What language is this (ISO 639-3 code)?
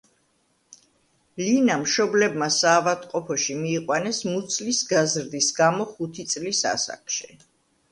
kat